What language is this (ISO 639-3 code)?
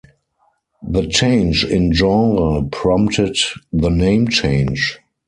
eng